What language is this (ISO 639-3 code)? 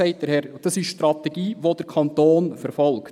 gsw